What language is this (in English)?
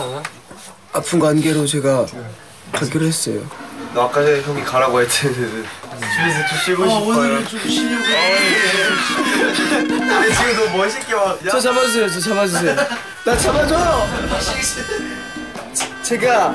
Korean